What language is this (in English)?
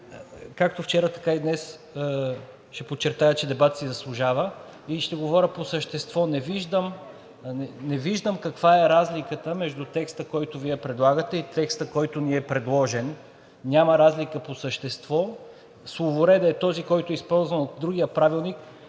Bulgarian